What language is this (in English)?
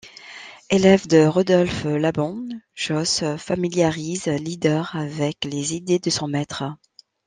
French